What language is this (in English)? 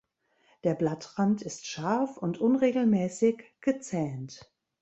German